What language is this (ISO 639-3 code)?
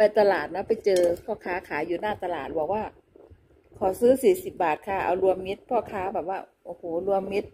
tha